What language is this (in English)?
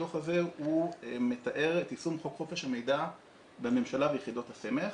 Hebrew